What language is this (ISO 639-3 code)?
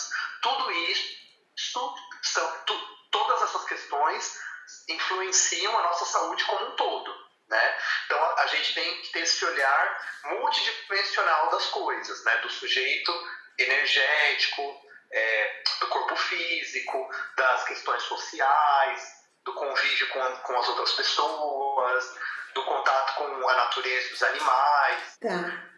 por